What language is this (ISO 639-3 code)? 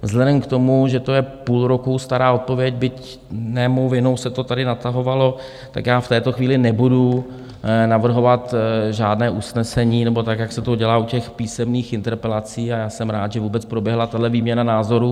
ces